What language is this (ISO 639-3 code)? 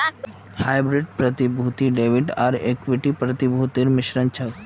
mag